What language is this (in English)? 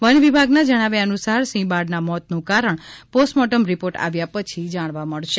Gujarati